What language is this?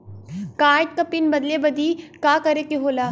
Bhojpuri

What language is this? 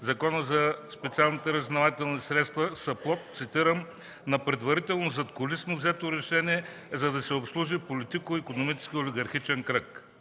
Bulgarian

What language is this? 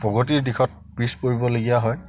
Assamese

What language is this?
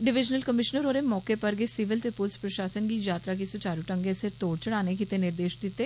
Dogri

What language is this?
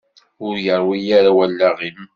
Kabyle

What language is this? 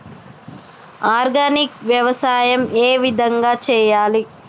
Telugu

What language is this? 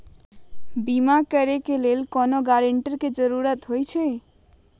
Magahi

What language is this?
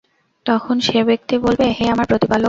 Bangla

